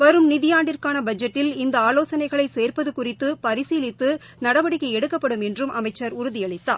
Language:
Tamil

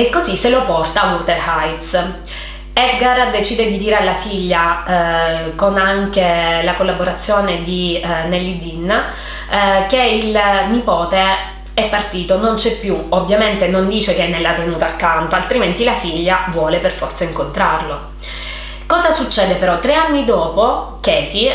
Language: Italian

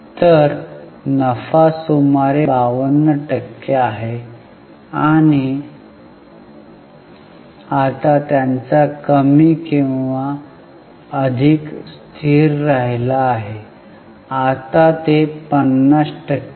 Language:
Marathi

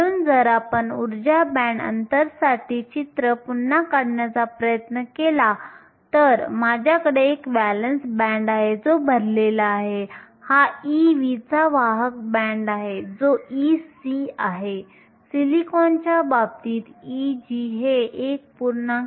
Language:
Marathi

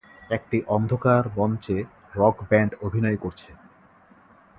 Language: Bangla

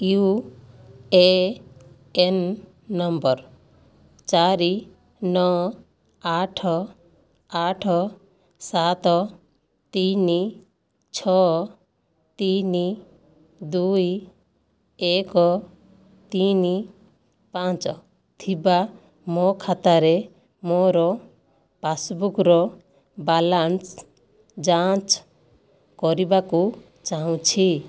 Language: Odia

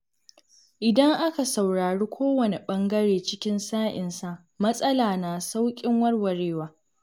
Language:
Hausa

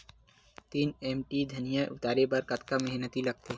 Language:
Chhattisgarhi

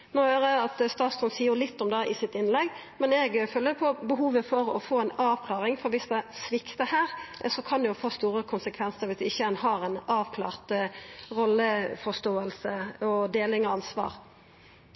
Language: Norwegian Nynorsk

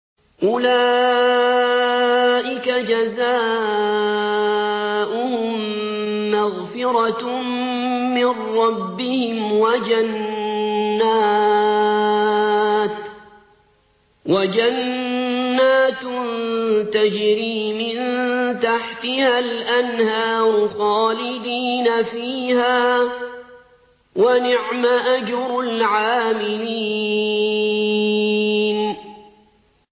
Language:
Arabic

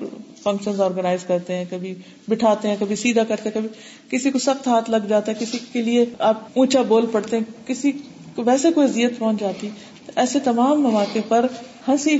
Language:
Urdu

